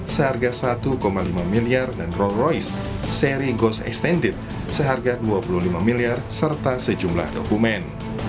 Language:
Indonesian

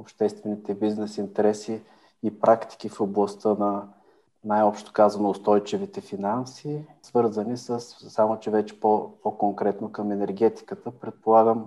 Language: Bulgarian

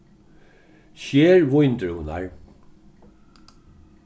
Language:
Faroese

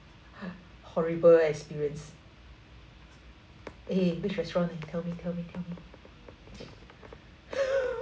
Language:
English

